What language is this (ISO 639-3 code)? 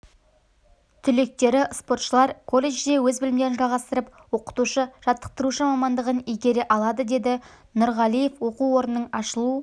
kaz